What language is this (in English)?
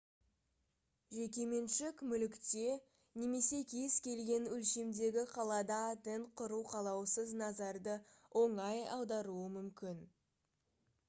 Kazakh